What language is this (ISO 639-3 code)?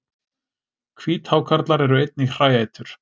isl